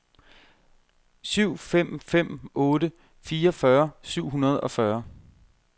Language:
Danish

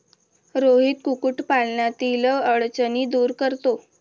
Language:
Marathi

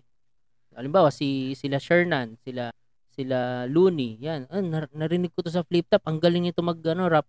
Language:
Filipino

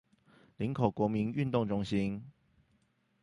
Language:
Chinese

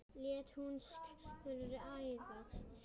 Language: Icelandic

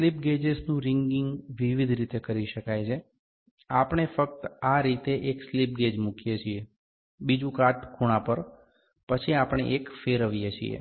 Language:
Gujarati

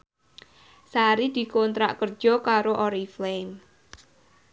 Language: Javanese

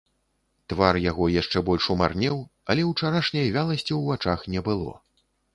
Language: Belarusian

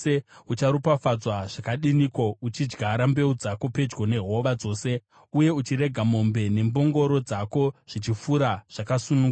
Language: Shona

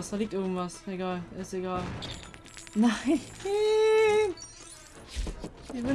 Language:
German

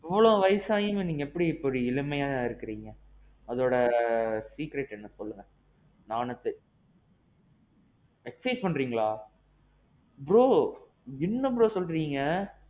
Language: Tamil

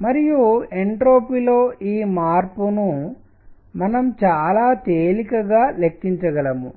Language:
Telugu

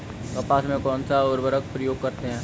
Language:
Hindi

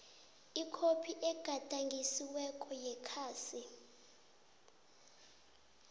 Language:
South Ndebele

